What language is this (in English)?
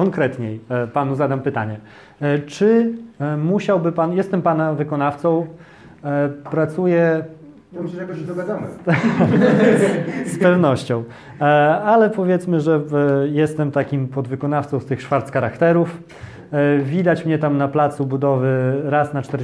Polish